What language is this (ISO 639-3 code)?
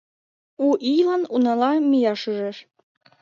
chm